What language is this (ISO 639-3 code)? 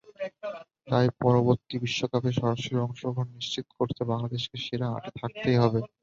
ben